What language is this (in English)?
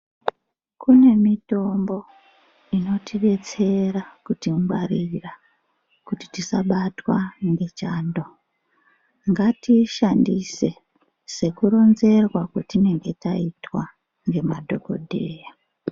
Ndau